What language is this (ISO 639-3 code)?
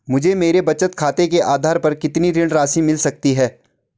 hin